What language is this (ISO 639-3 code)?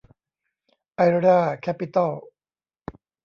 tha